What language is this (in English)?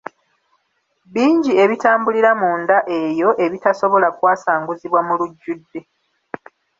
Ganda